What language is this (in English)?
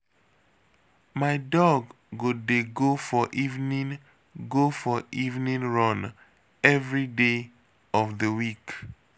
Nigerian Pidgin